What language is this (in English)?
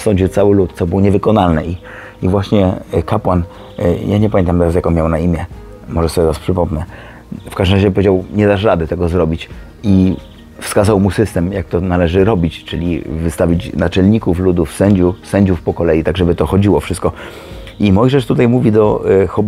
Polish